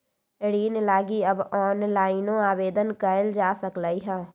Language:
Magahi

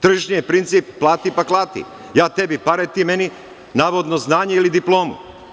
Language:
Serbian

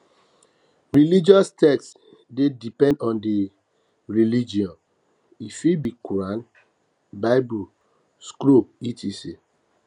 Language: Nigerian Pidgin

